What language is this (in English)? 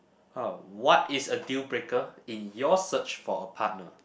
English